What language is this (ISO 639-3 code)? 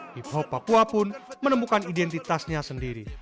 ind